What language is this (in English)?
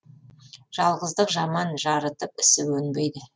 Kazakh